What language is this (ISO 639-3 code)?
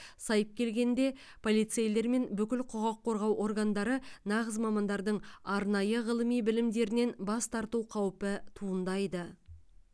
kaz